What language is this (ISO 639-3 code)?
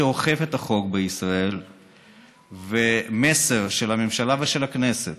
heb